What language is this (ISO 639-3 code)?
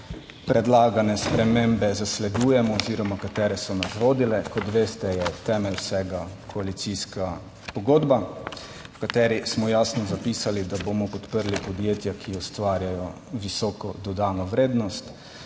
slv